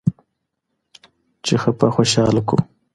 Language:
Pashto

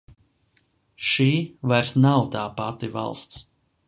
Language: Latvian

